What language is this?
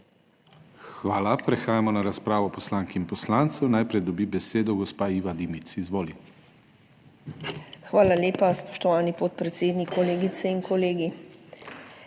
Slovenian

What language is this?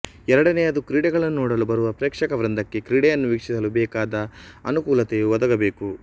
Kannada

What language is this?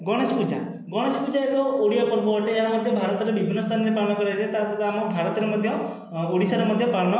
Odia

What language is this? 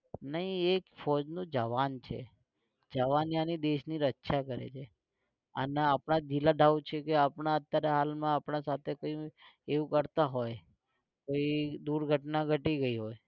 Gujarati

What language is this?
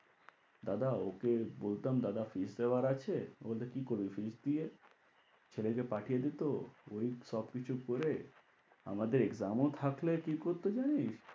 Bangla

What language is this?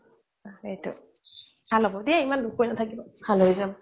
Assamese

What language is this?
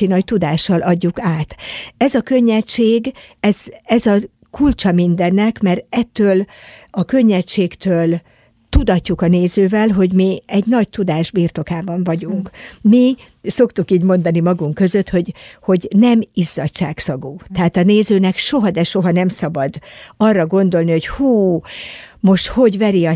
Hungarian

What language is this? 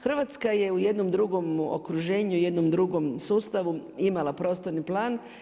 Croatian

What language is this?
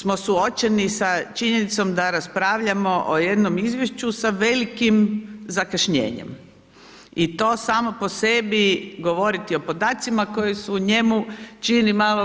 Croatian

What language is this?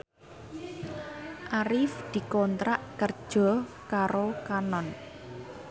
Javanese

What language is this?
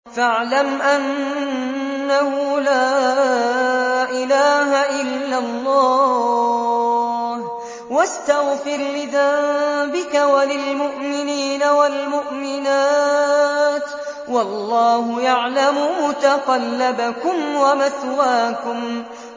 Arabic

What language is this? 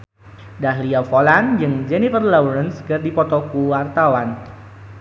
Sundanese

